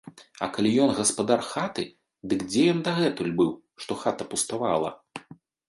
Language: Belarusian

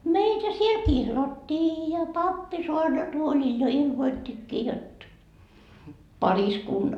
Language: Finnish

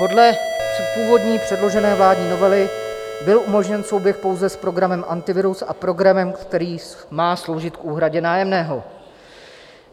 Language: Czech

